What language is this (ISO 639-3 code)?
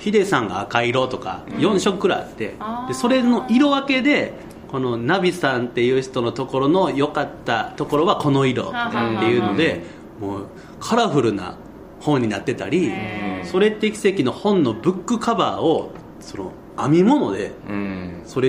jpn